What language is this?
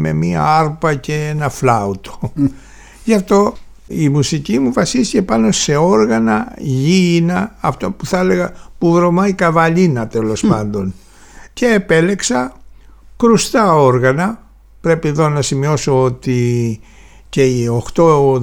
Greek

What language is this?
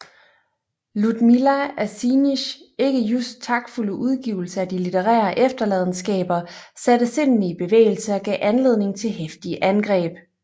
Danish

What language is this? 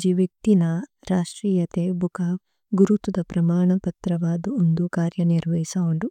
Tulu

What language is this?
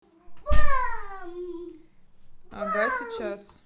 Russian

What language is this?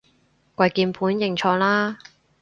Cantonese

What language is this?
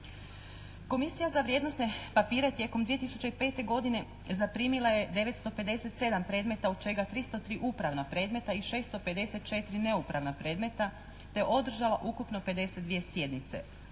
Croatian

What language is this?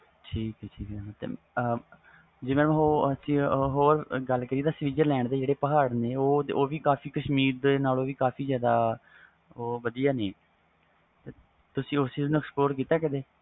Punjabi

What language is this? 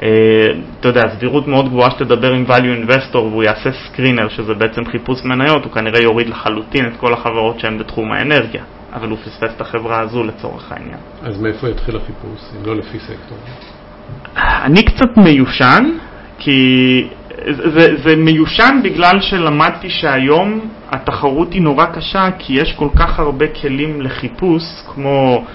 Hebrew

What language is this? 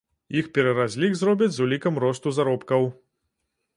Belarusian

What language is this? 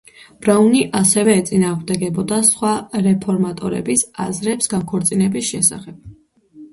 Georgian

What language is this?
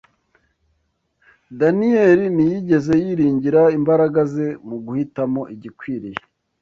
Kinyarwanda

